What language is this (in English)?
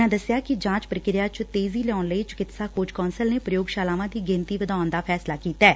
Punjabi